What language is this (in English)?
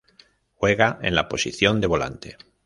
Spanish